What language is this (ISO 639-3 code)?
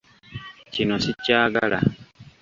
lug